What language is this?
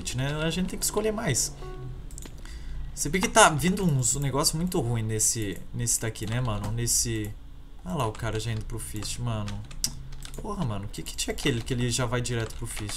Portuguese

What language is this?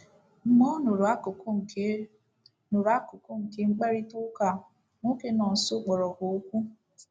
Igbo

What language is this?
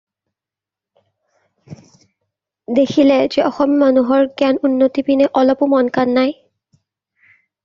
Assamese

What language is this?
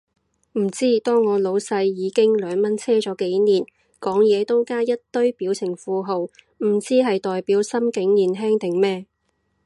Cantonese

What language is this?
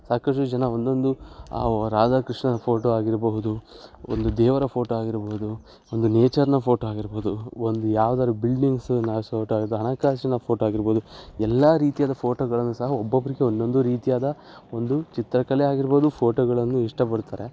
Kannada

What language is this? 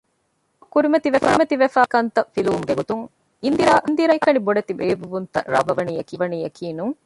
Divehi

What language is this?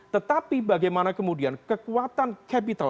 Indonesian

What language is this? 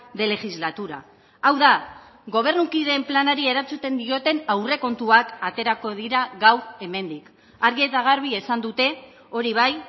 Basque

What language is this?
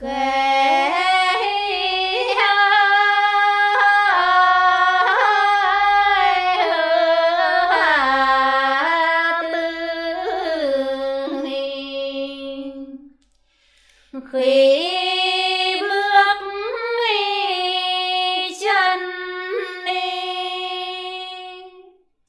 Vietnamese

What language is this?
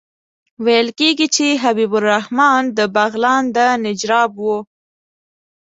Pashto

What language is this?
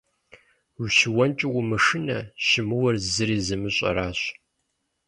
Kabardian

